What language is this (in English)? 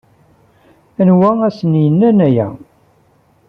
Kabyle